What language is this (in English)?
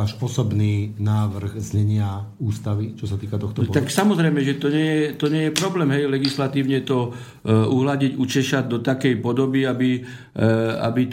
Slovak